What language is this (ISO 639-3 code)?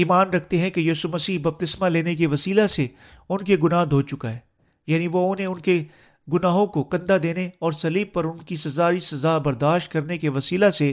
urd